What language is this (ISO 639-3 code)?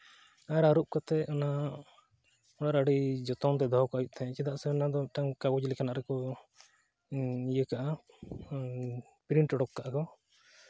sat